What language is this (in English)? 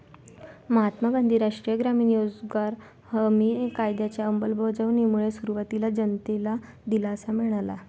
Marathi